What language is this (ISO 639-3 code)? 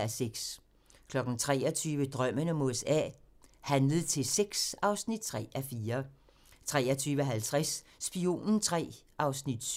dan